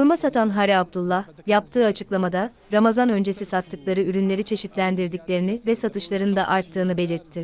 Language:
Turkish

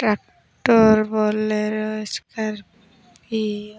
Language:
Santali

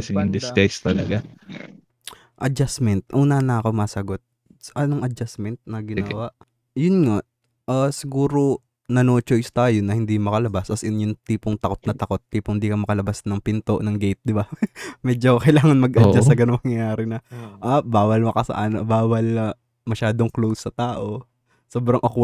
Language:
Filipino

